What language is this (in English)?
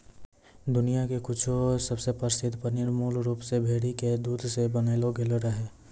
Maithili